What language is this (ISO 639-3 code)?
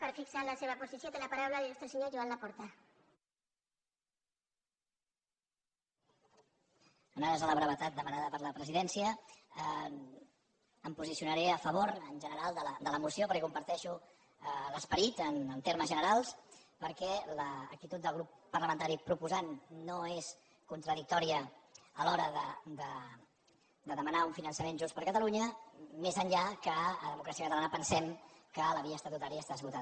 cat